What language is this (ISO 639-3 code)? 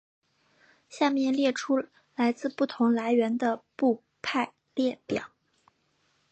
zho